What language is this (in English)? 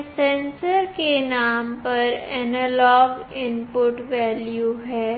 Hindi